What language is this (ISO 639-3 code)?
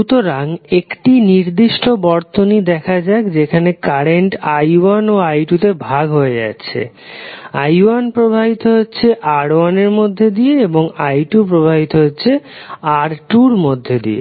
ben